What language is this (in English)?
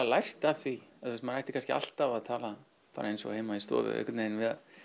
Icelandic